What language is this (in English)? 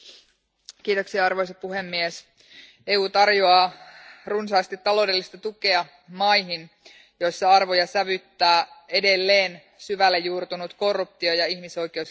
Finnish